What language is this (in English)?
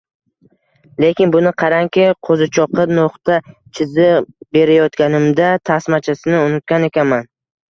Uzbek